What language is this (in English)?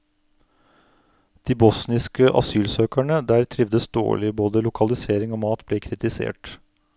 Norwegian